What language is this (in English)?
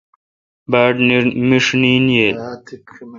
Kalkoti